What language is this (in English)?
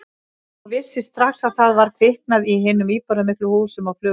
Icelandic